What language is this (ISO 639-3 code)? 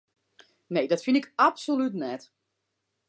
fry